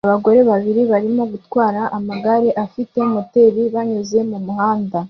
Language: Kinyarwanda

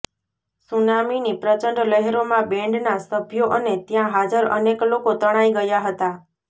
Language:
Gujarati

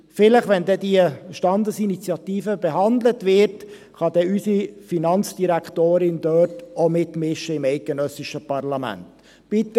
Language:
Swiss German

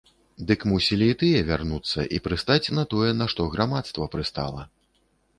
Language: Belarusian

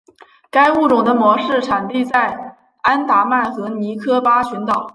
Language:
Chinese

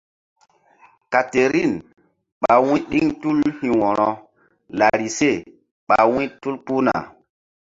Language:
Mbum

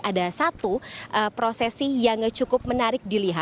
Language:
Indonesian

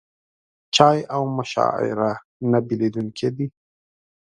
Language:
Pashto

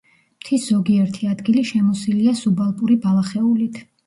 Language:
Georgian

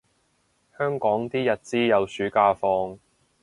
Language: Cantonese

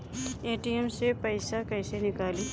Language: Bhojpuri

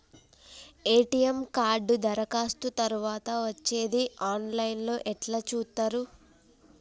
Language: Telugu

